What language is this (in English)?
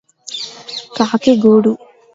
Telugu